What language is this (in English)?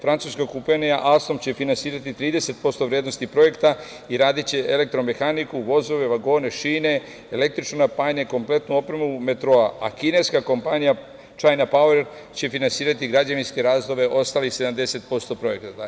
Serbian